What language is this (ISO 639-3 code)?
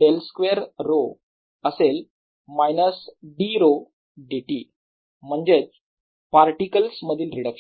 mar